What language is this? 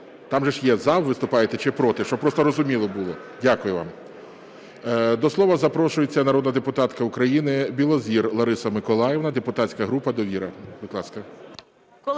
Ukrainian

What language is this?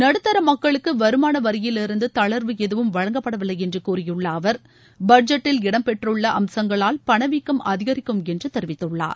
Tamil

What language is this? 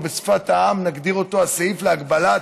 Hebrew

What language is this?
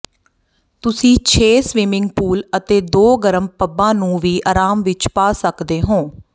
Punjabi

